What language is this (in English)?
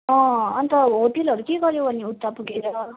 Nepali